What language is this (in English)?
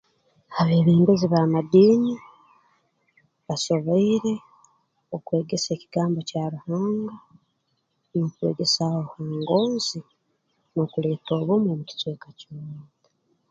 Tooro